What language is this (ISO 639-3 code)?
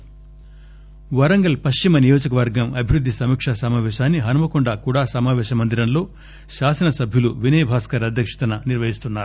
tel